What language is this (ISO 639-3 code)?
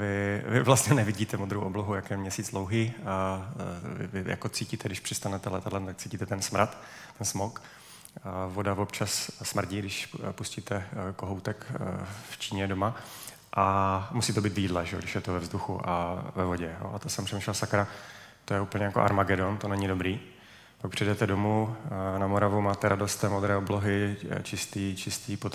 ces